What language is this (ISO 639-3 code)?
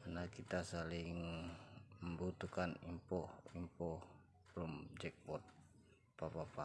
ind